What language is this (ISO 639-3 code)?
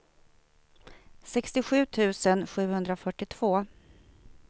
swe